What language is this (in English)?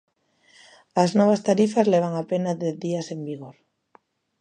Galician